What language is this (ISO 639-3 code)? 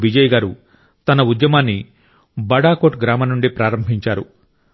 tel